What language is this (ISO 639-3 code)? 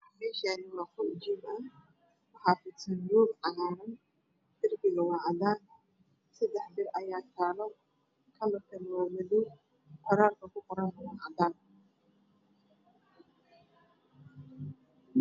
som